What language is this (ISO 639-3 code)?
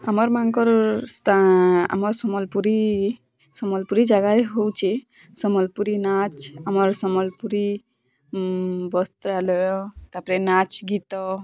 ori